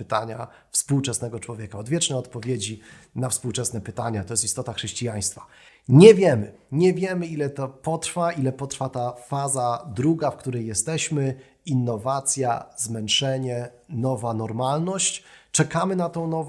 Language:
Polish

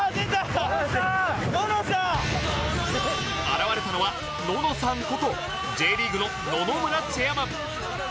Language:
Japanese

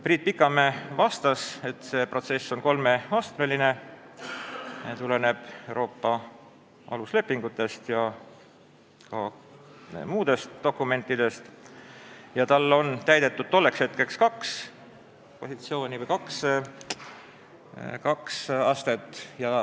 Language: Estonian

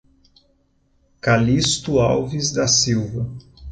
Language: Portuguese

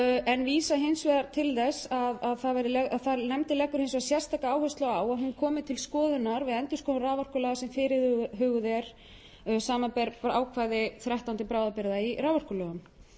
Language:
Icelandic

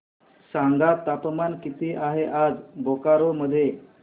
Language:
Marathi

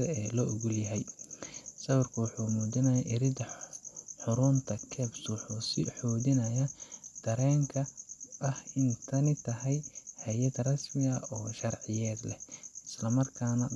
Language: Somali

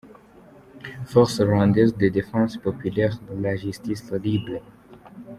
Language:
Kinyarwanda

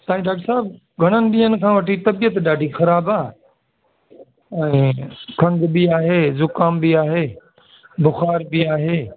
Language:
Sindhi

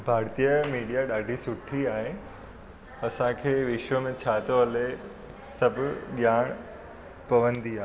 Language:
Sindhi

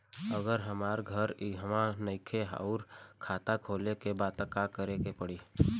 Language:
Bhojpuri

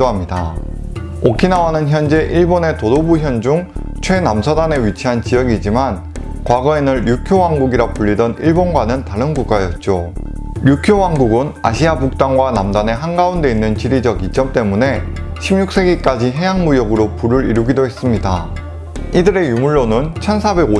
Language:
Korean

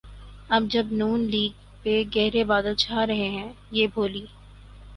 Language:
Urdu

